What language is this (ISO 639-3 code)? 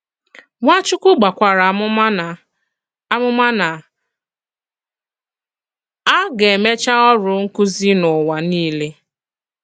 ibo